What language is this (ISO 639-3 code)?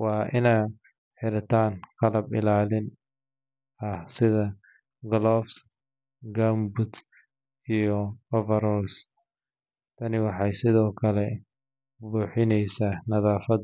som